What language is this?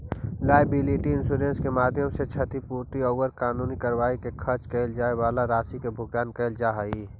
Magahi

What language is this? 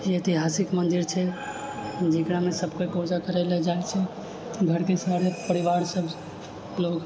Maithili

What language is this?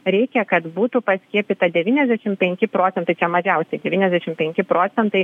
Lithuanian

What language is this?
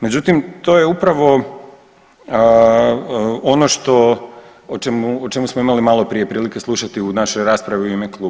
Croatian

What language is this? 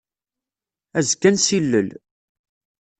Kabyle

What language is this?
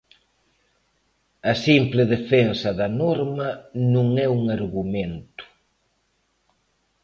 Galician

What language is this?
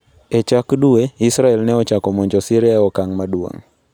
Luo (Kenya and Tanzania)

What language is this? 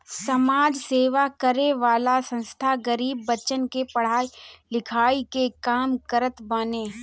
Bhojpuri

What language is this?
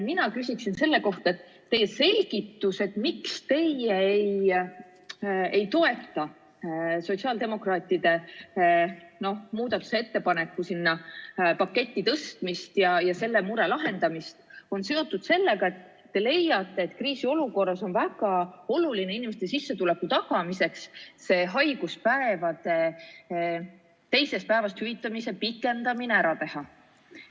Estonian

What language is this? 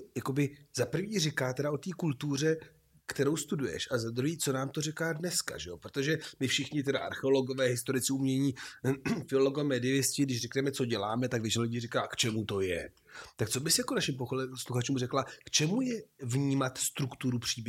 Czech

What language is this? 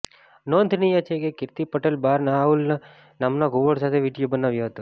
Gujarati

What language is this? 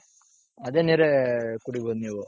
Kannada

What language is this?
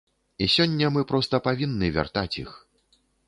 Belarusian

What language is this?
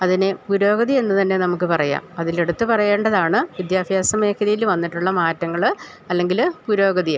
Malayalam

